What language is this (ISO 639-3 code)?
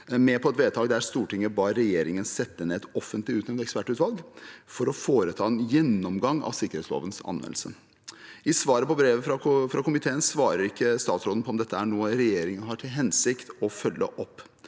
nor